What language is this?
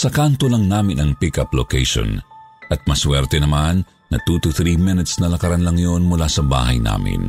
Filipino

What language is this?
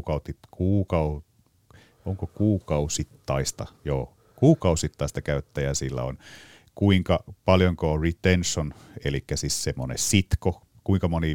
Finnish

